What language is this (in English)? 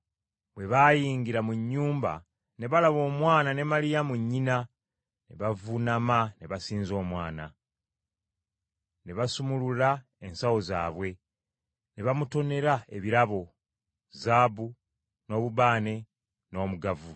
Ganda